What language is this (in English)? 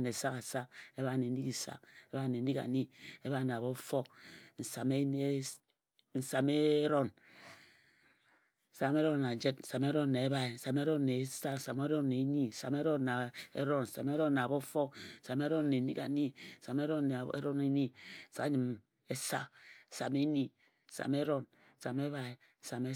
Ejagham